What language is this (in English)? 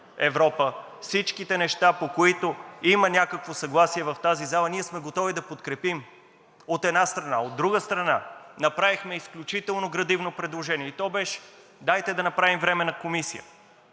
Bulgarian